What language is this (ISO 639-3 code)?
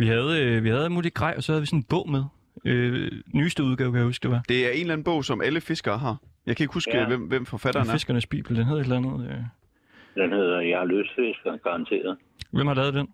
dan